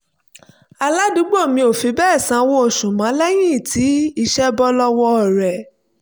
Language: Yoruba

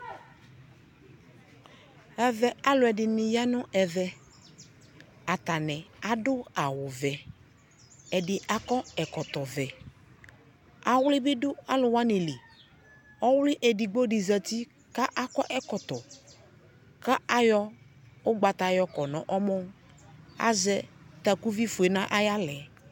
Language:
Ikposo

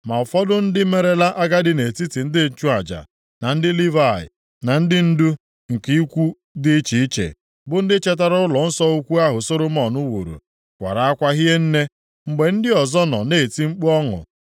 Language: Igbo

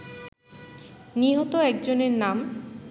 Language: Bangla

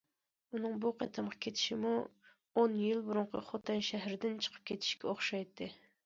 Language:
Uyghur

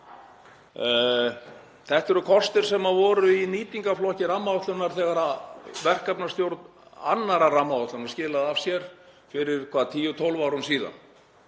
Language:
Icelandic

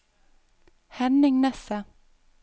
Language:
Norwegian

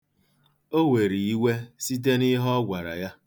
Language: Igbo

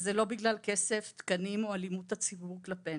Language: Hebrew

